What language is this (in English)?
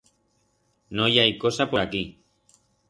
Aragonese